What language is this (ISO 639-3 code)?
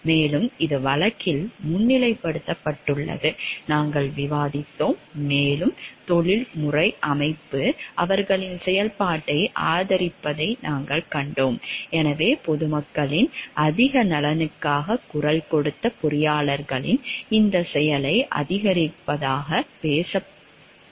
tam